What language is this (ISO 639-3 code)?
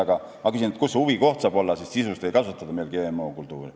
est